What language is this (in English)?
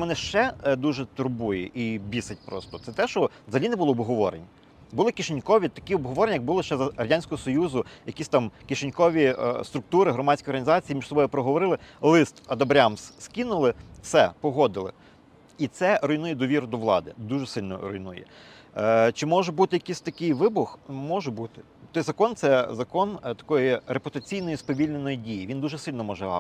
Ukrainian